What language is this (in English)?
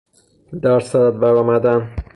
Persian